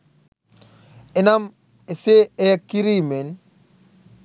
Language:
Sinhala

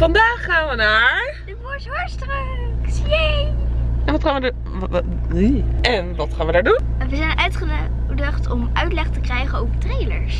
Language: Dutch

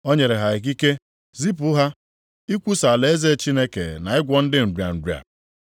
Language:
Igbo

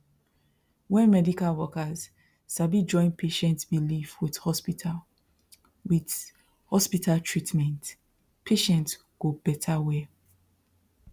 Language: Nigerian Pidgin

